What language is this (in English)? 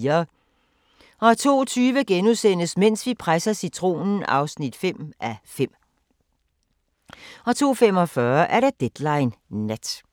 Danish